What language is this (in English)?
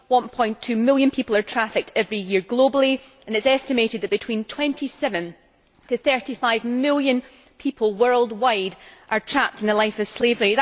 English